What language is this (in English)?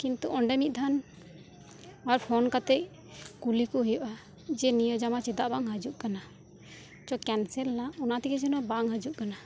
Santali